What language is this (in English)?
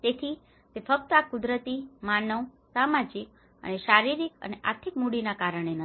Gujarati